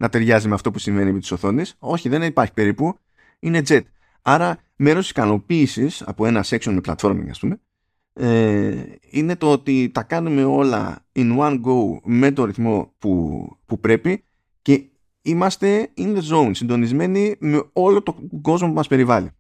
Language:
Greek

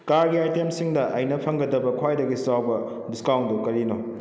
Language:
Manipuri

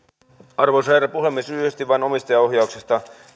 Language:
Finnish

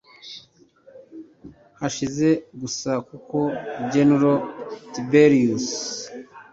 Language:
Kinyarwanda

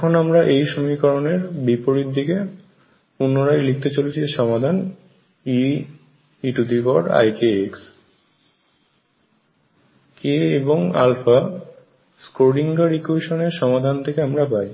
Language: Bangla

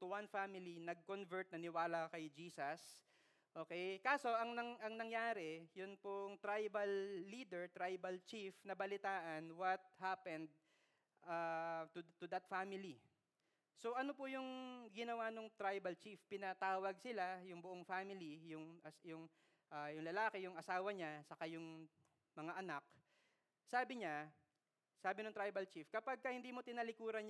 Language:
Filipino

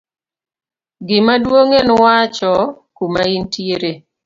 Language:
Luo (Kenya and Tanzania)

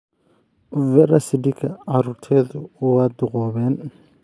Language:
Somali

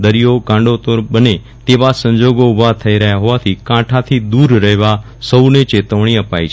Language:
Gujarati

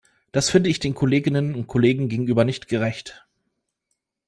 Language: German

